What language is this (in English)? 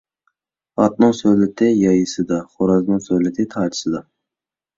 Uyghur